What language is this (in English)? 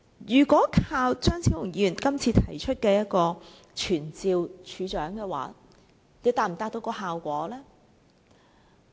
Cantonese